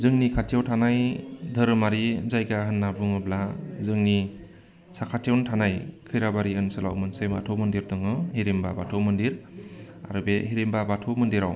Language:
Bodo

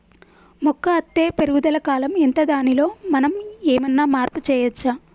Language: Telugu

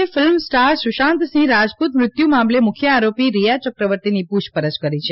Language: Gujarati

